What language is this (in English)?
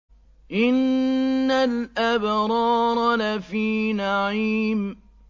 Arabic